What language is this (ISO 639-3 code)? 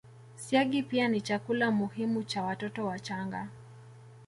swa